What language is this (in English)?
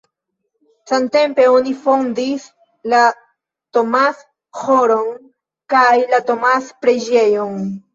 Esperanto